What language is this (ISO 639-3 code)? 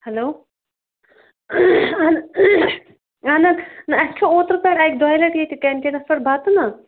kas